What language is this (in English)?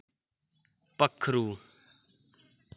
Dogri